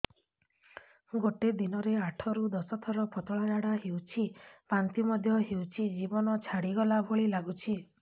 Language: Odia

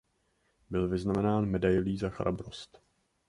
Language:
Czech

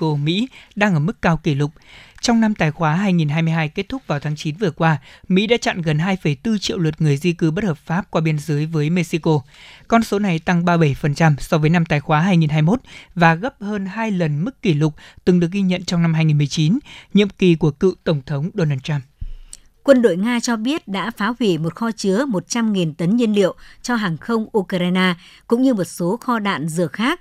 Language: Vietnamese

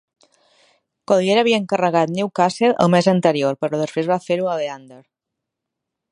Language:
Catalan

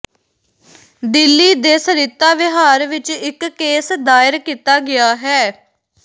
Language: Punjabi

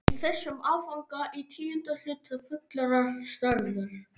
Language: Icelandic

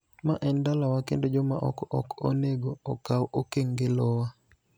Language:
Luo (Kenya and Tanzania)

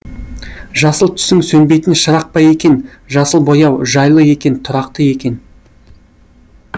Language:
Kazakh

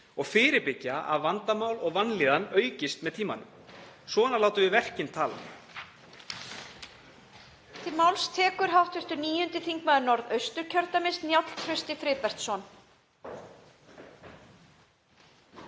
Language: Icelandic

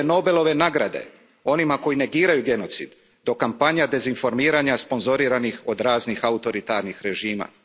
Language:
Croatian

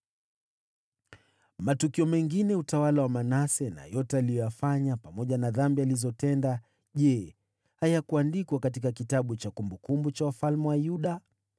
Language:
Swahili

